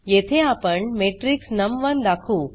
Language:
Marathi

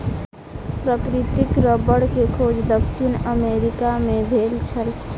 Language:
Maithili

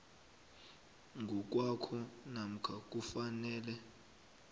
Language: South Ndebele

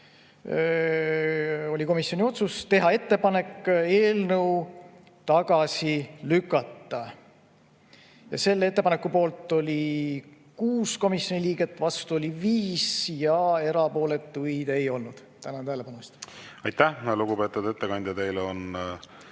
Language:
Estonian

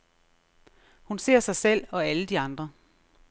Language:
Danish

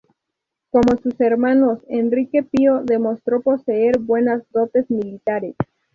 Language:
Spanish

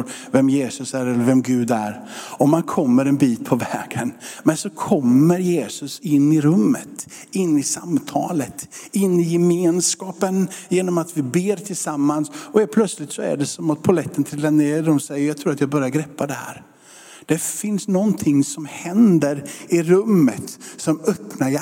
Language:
Swedish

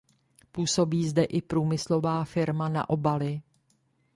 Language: Czech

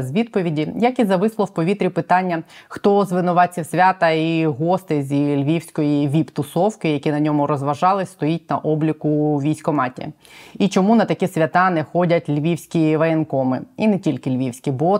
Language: Ukrainian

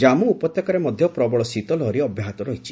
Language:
Odia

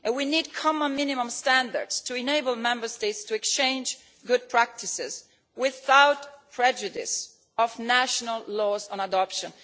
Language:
English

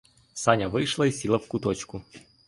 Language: Ukrainian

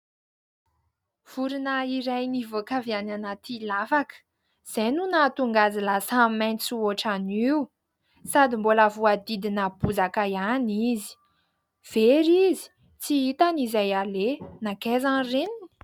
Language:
Malagasy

